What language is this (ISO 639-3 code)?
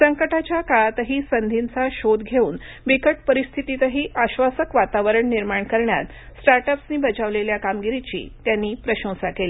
mar